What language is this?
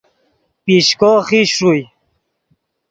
Yidgha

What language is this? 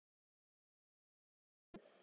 Icelandic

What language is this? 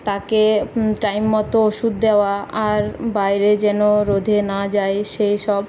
Bangla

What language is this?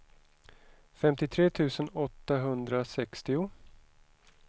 Swedish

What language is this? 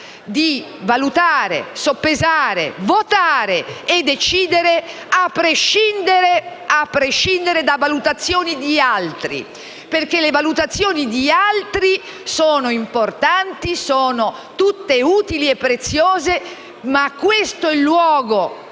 Italian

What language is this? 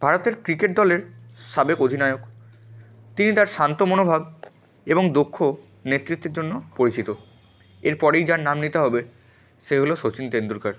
Bangla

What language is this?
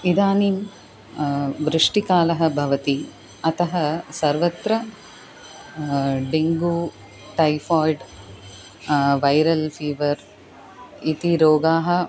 Sanskrit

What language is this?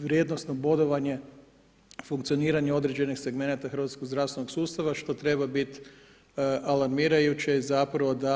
Croatian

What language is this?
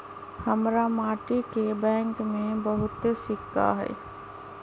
Magahi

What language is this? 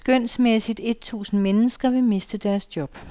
Danish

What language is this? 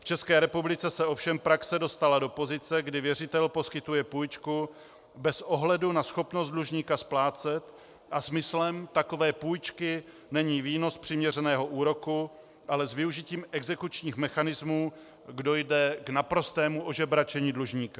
Czech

